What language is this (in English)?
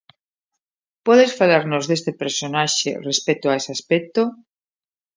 Galician